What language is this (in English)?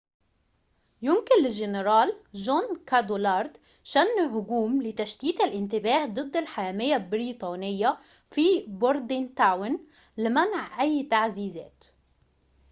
Arabic